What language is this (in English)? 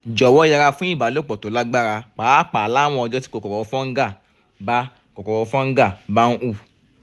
Yoruba